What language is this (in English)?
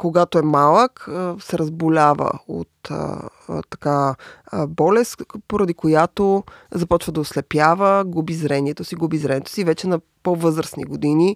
Bulgarian